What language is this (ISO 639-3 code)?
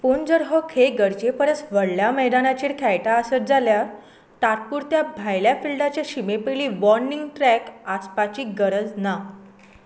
kok